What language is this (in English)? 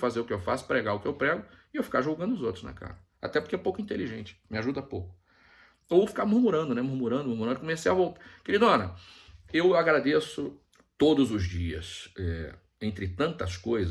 Portuguese